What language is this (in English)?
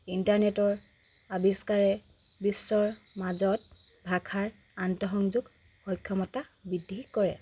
Assamese